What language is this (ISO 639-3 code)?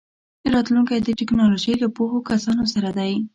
pus